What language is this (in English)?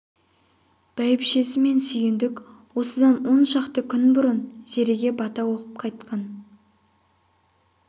Kazakh